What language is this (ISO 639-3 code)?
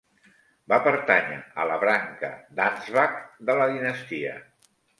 cat